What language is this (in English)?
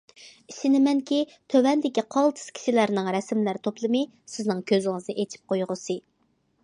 Uyghur